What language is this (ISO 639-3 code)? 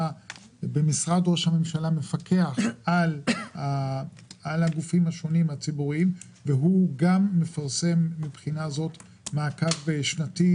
heb